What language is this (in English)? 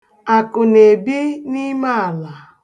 Igbo